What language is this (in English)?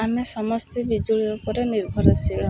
Odia